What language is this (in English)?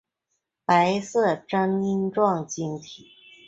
Chinese